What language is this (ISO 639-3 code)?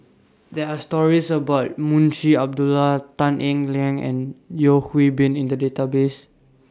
eng